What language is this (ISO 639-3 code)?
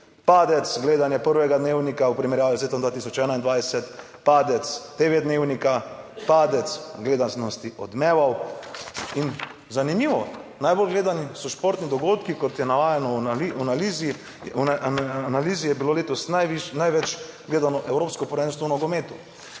slv